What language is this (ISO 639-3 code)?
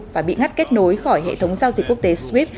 vie